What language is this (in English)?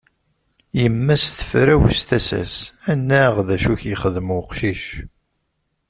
Kabyle